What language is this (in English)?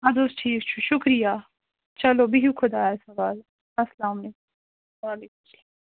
Kashmiri